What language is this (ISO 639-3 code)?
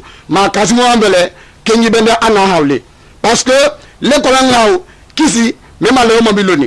fra